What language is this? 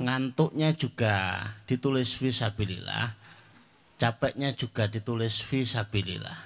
Indonesian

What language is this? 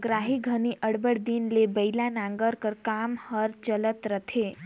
Chhattisgarhi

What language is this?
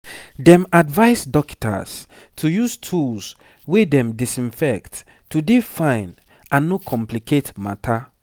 Nigerian Pidgin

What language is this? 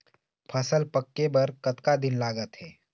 Chhattisgarhi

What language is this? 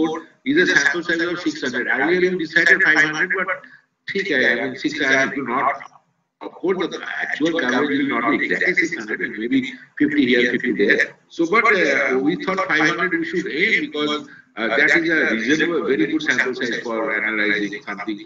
English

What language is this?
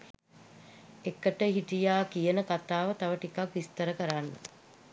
Sinhala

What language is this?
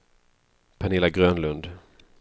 Swedish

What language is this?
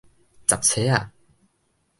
Min Nan Chinese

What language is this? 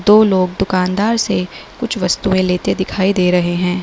Hindi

